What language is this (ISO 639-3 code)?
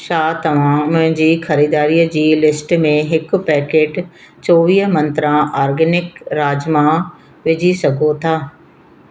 snd